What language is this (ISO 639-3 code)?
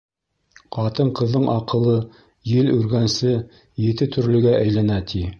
bak